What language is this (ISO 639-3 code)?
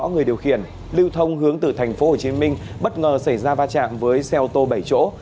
vie